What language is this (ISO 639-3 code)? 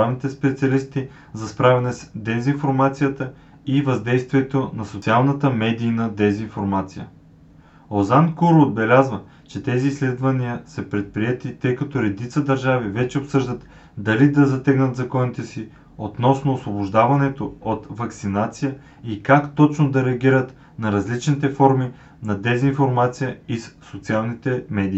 bul